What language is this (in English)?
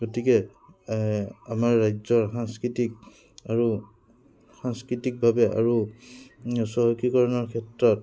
Assamese